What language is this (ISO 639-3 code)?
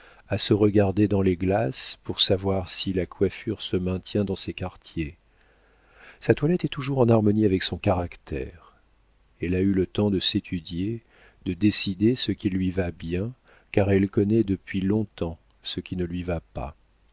fra